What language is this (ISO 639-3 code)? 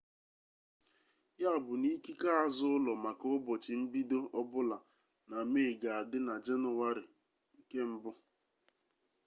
ibo